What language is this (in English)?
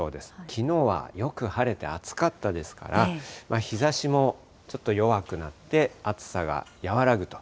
Japanese